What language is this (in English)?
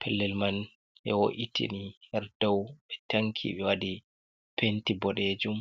Fula